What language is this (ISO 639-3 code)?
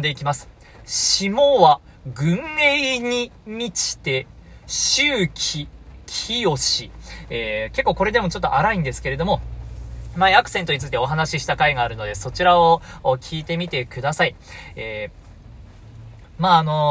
jpn